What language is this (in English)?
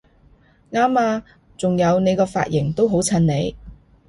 Cantonese